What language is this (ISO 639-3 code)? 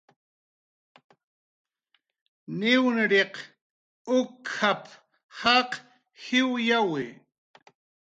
jqr